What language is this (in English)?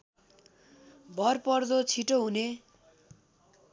Nepali